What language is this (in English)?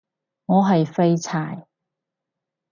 Cantonese